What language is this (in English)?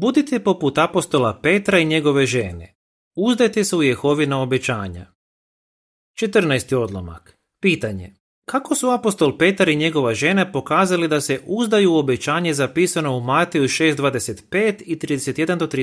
Croatian